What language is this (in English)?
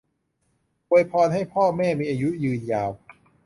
Thai